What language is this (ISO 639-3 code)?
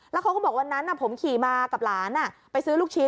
tha